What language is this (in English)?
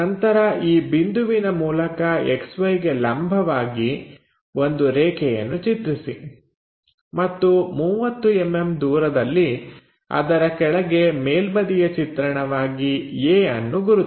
Kannada